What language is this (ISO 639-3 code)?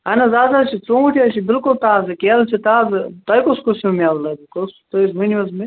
kas